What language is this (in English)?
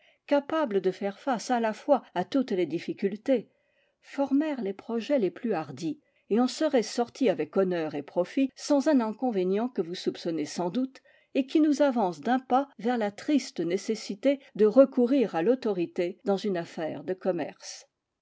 French